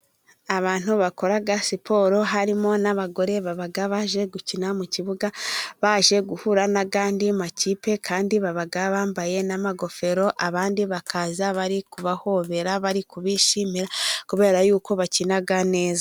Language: Kinyarwanda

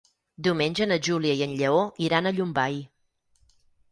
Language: Catalan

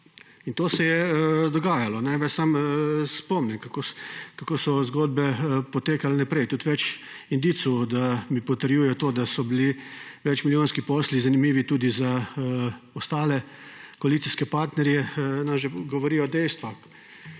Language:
Slovenian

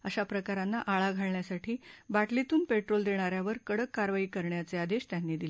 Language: Marathi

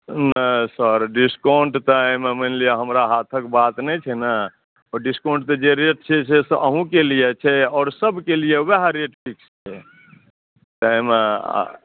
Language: Maithili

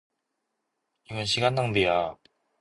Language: Korean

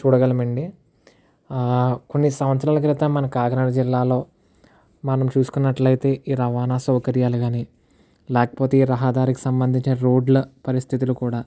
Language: Telugu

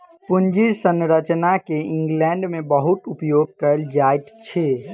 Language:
Maithili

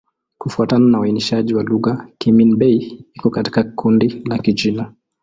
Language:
Swahili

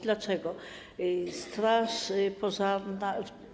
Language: Polish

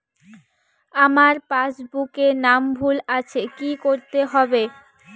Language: Bangla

